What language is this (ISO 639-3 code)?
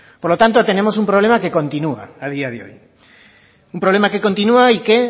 spa